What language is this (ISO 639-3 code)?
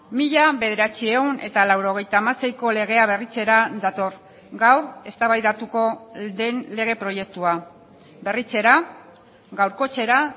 eus